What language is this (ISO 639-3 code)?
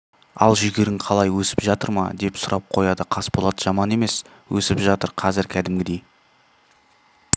kaz